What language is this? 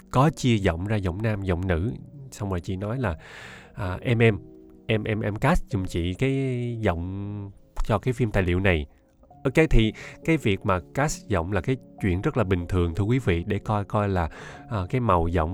Vietnamese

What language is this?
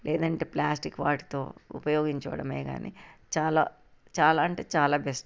Telugu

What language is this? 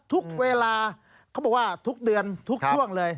Thai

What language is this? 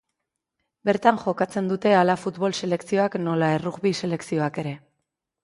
Basque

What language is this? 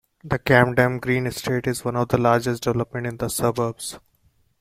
English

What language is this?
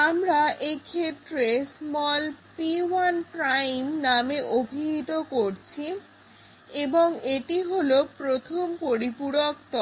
Bangla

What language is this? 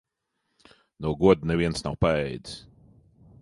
Latvian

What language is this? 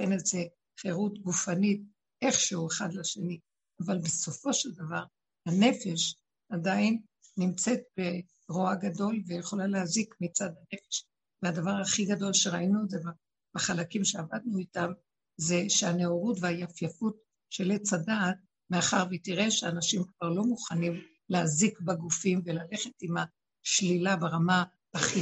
Hebrew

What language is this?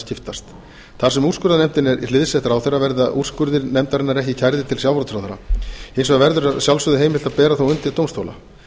Icelandic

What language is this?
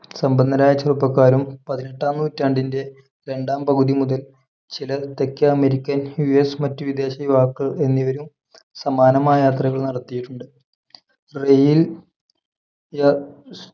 Malayalam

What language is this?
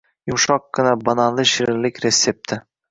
Uzbek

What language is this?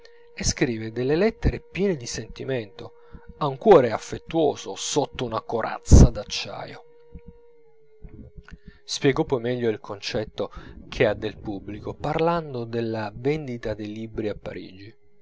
Italian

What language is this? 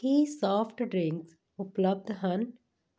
Punjabi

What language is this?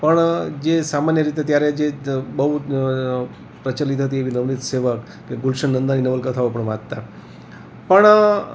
Gujarati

